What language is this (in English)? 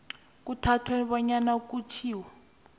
South Ndebele